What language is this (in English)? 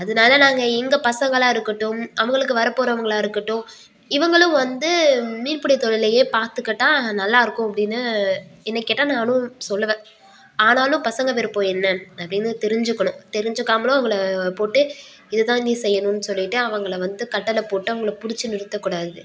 Tamil